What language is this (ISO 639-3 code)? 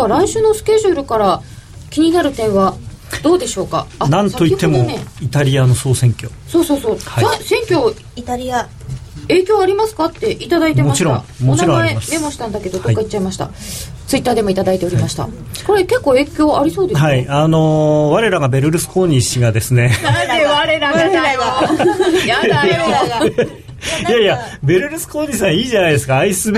jpn